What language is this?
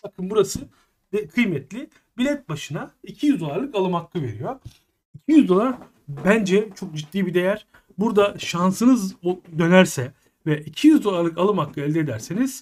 Turkish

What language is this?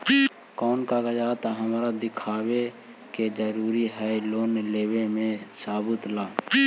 Magahi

